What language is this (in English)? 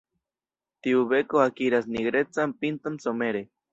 Esperanto